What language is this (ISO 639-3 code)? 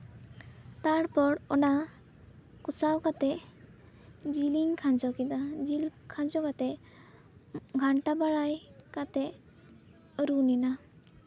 sat